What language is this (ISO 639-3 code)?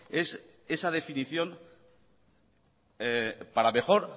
spa